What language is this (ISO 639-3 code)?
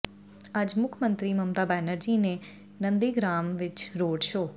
pan